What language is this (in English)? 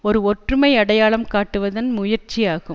Tamil